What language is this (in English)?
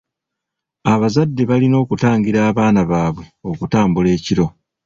Ganda